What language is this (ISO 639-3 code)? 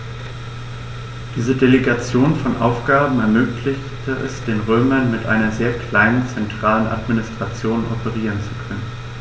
deu